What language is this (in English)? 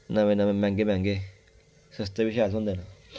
Dogri